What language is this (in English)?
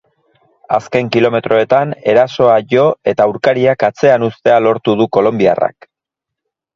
Basque